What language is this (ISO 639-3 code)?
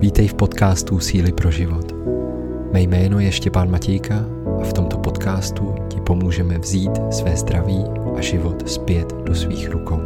ces